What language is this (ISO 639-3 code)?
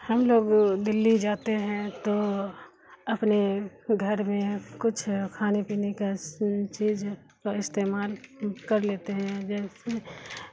urd